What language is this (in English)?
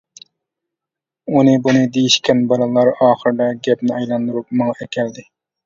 Uyghur